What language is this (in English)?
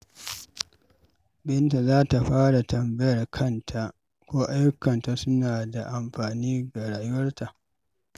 Hausa